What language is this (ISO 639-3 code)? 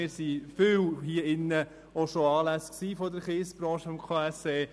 gsw